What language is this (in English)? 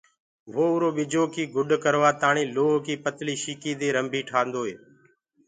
Gurgula